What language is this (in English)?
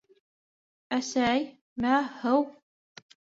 Bashkir